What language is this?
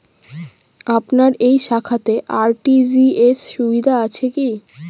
Bangla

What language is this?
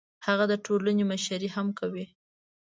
Pashto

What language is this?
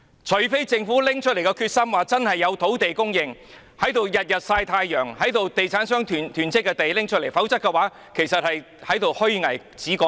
Cantonese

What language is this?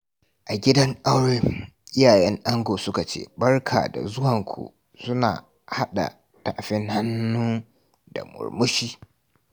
Hausa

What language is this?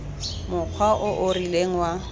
Tswana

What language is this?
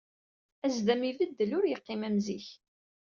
Kabyle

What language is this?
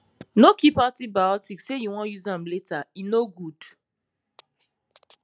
Nigerian Pidgin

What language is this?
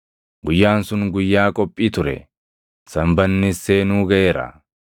Oromo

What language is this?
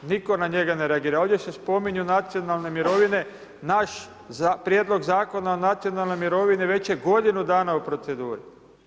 Croatian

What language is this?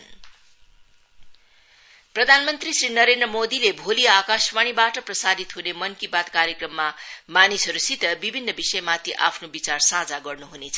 Nepali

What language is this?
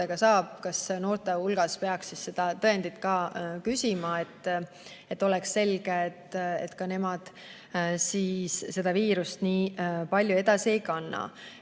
Estonian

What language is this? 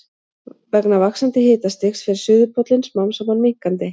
Icelandic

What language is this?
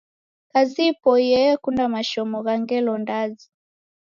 Taita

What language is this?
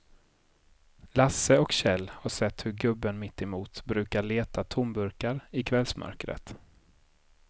Swedish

